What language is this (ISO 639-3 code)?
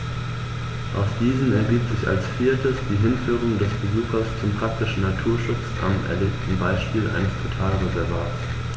deu